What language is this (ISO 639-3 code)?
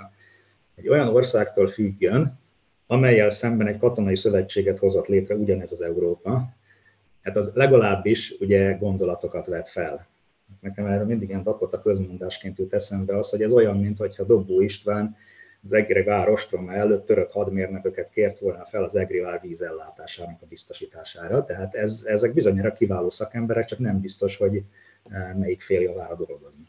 hun